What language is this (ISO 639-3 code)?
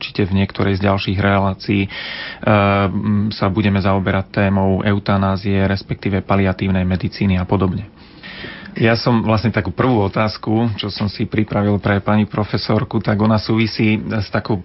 slk